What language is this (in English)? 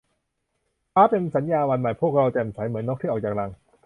Thai